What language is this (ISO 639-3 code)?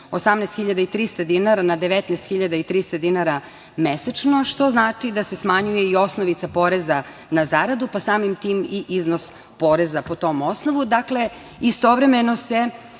srp